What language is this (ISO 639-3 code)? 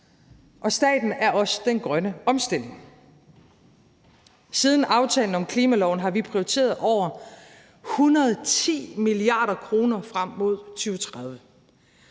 dan